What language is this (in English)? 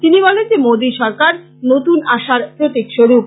Bangla